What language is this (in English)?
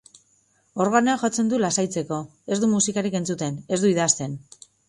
Basque